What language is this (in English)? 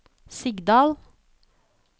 Norwegian